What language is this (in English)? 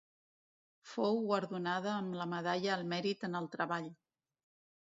Catalan